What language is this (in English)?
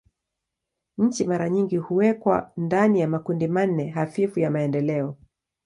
Swahili